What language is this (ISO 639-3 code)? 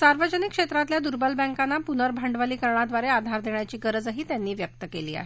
mar